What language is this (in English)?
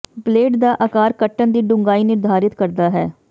Punjabi